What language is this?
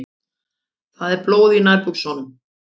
Icelandic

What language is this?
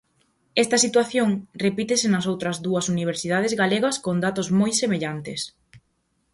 Galician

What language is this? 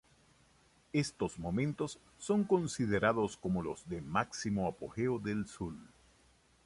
Spanish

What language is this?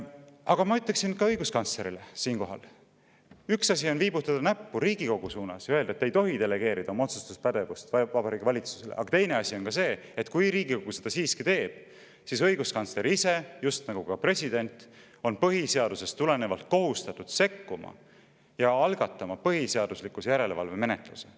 Estonian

